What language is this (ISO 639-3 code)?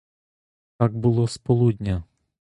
ukr